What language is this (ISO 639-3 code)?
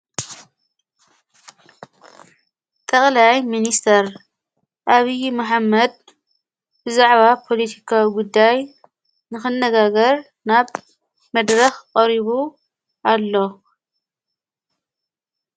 tir